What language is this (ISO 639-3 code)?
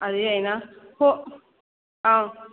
mni